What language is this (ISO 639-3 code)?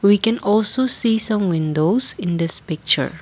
eng